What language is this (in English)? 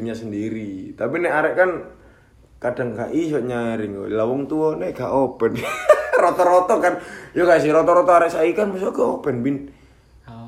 Indonesian